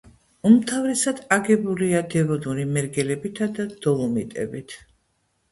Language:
Georgian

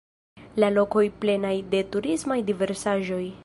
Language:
Esperanto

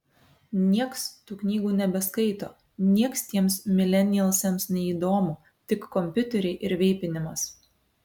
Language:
Lithuanian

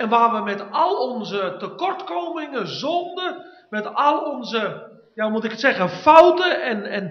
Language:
Dutch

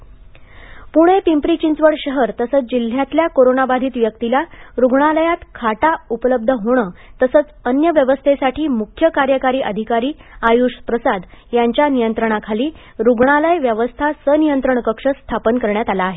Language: Marathi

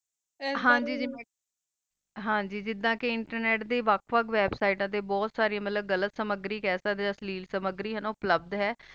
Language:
Punjabi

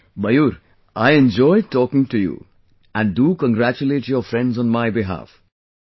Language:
English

